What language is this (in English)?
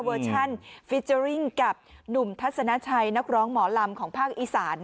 Thai